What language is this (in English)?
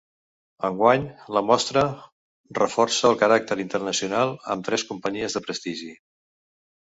Catalan